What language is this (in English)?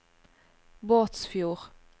Norwegian